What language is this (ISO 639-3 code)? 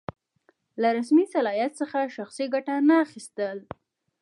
pus